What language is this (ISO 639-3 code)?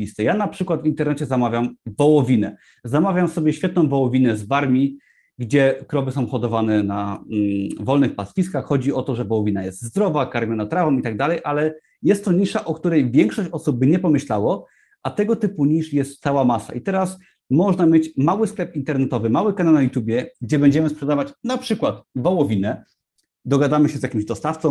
pol